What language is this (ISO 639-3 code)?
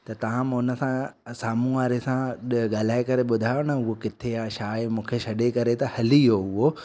snd